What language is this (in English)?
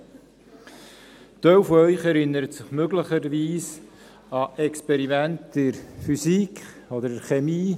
Swiss German